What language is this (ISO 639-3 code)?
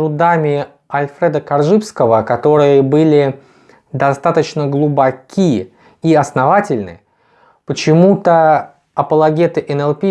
rus